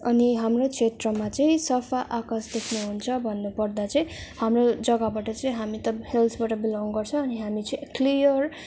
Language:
Nepali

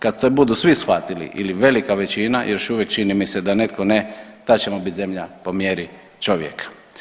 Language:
Croatian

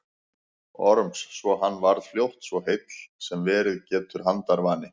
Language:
Icelandic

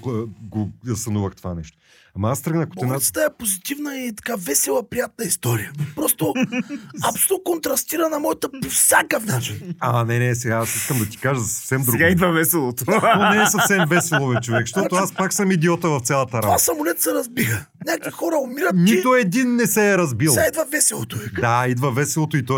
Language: Bulgarian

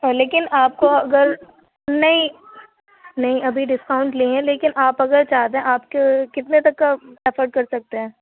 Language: Urdu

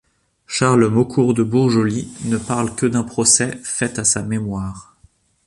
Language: French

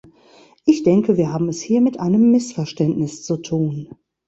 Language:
German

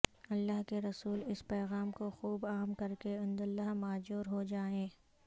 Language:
Urdu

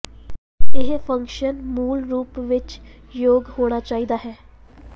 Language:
Punjabi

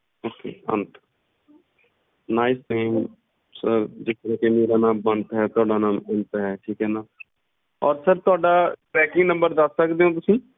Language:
Punjabi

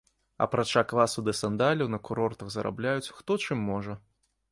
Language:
Belarusian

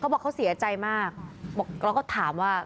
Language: Thai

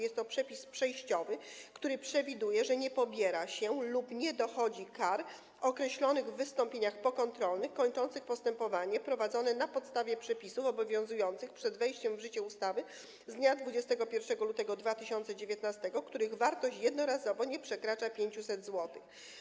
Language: Polish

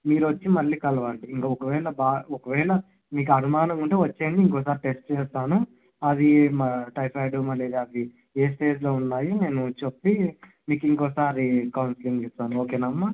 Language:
Telugu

